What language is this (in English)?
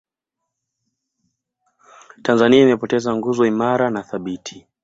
Swahili